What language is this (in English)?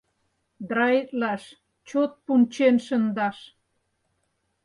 Mari